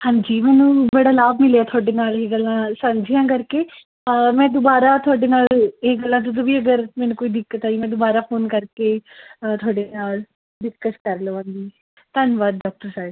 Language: Punjabi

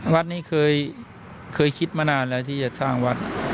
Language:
Thai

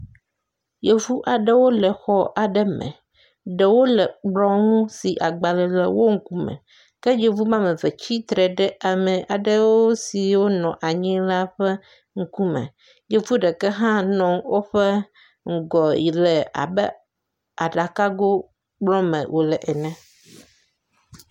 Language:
Ewe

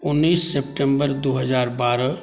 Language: Maithili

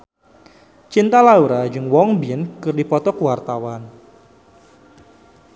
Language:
Sundanese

